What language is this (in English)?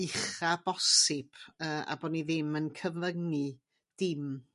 Welsh